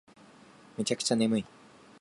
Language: Japanese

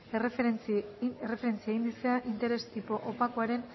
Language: Basque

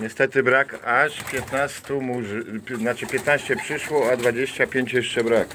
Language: Polish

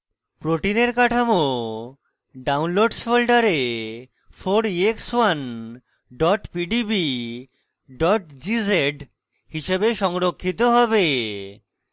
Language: Bangla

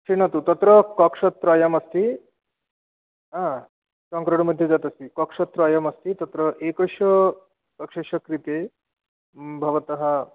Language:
Sanskrit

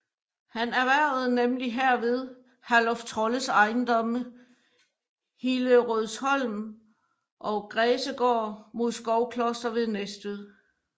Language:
Danish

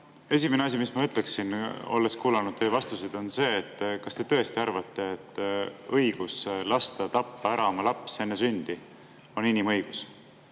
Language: Estonian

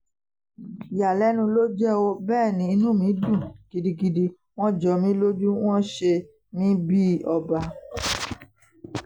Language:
Yoruba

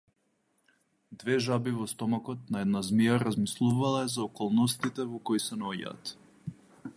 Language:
Macedonian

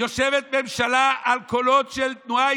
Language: Hebrew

